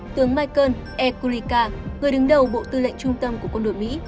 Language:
Vietnamese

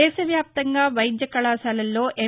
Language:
Telugu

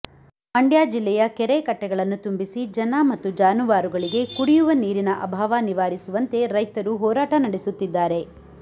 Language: Kannada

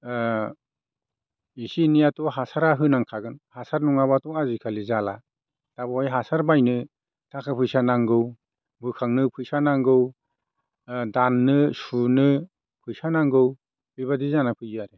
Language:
Bodo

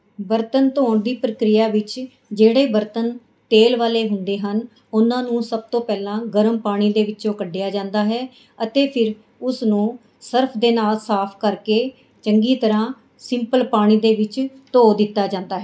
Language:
Punjabi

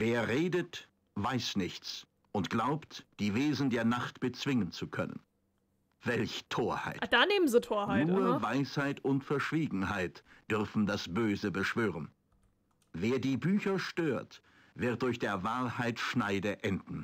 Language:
German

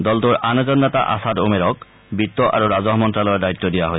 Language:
Assamese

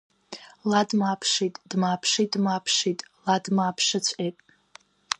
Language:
Abkhazian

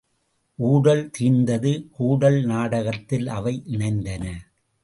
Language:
Tamil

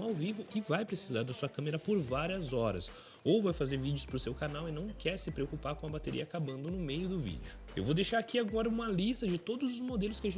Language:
Portuguese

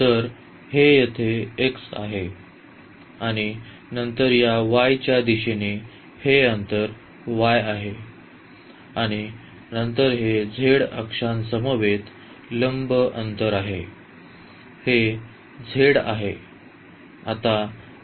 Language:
Marathi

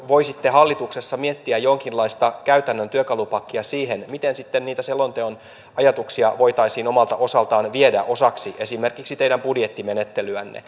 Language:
Finnish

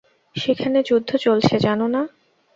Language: Bangla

